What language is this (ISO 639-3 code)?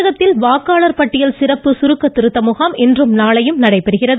tam